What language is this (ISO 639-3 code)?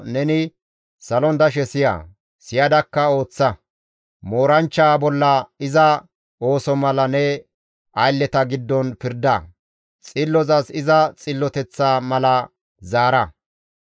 gmv